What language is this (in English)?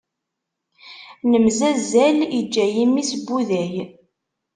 Kabyle